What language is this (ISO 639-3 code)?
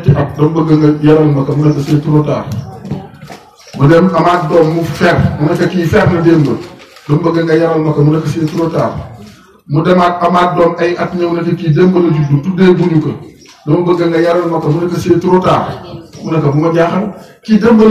ara